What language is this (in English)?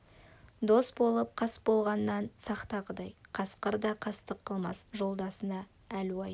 Kazakh